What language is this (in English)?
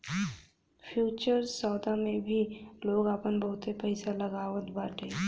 Bhojpuri